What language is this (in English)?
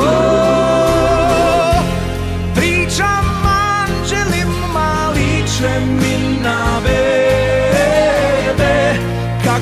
Romanian